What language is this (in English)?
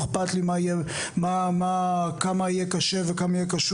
Hebrew